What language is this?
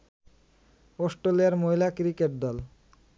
Bangla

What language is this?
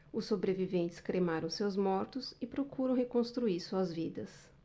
Portuguese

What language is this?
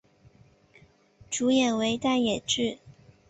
Chinese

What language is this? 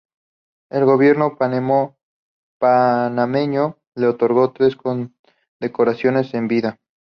Spanish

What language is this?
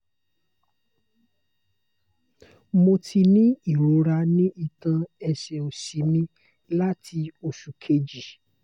Yoruba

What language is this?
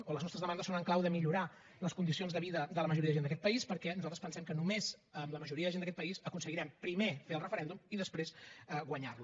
Catalan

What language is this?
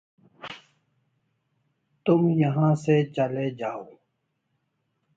Urdu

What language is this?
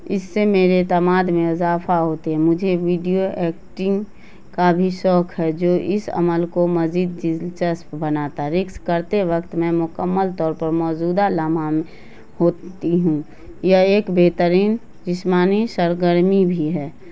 Urdu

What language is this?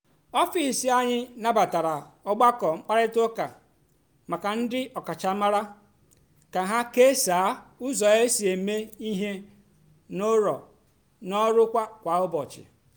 Igbo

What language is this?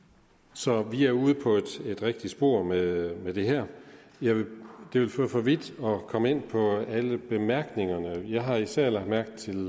Danish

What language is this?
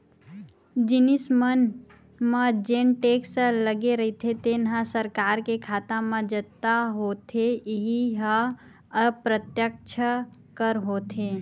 Chhattisgarhi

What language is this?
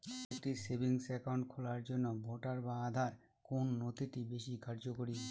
Bangla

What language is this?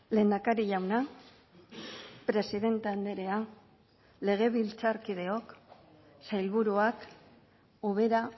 Basque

